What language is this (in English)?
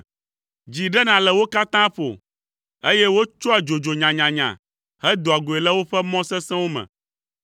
Ewe